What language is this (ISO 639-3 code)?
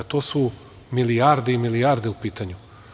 srp